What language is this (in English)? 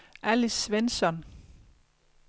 Danish